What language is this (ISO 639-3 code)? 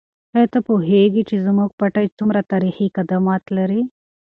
pus